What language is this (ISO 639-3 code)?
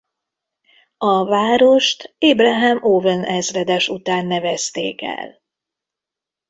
hun